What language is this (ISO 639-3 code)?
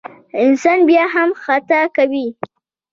pus